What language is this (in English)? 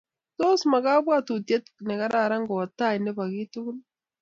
Kalenjin